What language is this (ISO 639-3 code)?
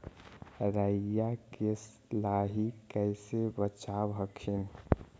mag